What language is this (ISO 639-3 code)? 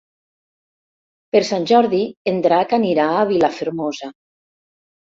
cat